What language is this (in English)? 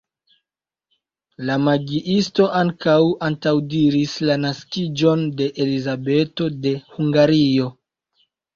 Esperanto